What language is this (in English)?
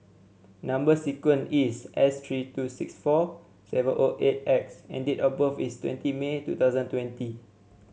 English